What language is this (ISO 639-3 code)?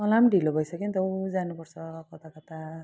nep